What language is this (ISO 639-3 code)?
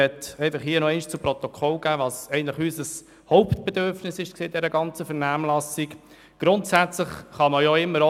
gsw